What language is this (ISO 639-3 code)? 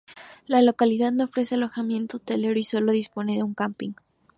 spa